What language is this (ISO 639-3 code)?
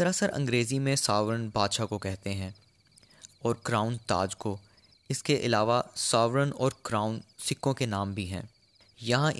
urd